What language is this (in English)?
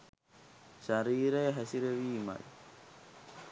Sinhala